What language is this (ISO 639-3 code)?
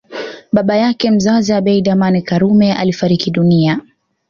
swa